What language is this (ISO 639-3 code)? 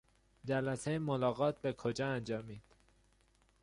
fas